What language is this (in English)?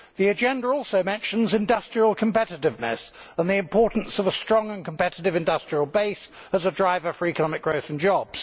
English